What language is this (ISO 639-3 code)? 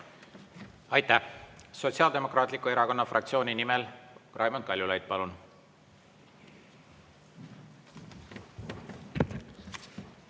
est